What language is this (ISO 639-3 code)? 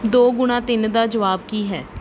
pan